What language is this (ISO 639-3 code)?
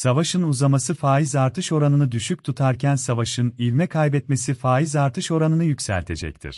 tur